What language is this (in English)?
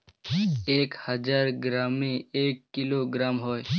Bangla